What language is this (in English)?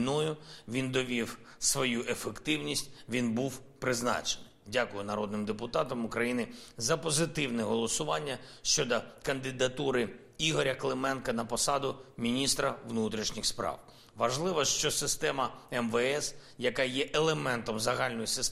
Ukrainian